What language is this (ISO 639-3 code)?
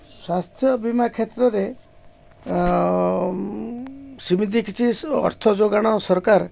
ori